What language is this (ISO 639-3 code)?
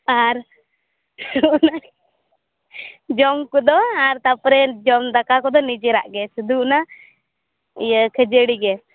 sat